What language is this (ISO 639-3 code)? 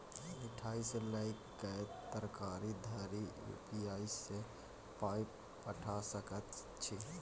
mai